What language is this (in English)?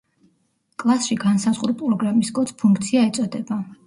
Georgian